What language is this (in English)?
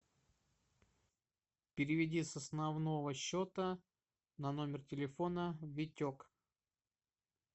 Russian